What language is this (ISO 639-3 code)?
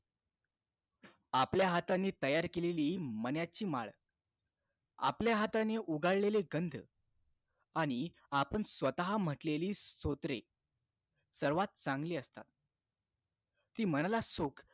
mar